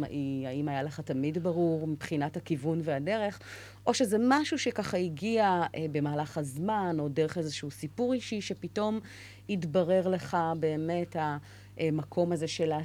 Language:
Hebrew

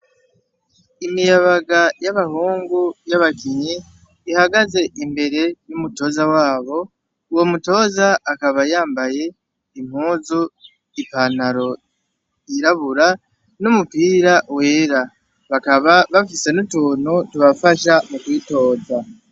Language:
Rundi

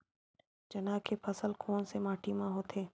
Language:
Chhattisgarhi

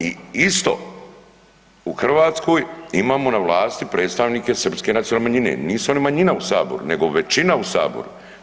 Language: Croatian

